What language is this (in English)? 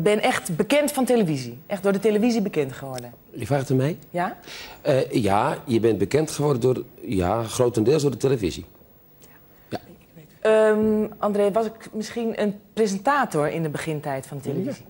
Dutch